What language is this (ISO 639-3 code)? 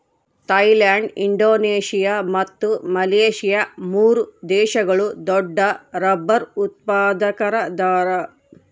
kan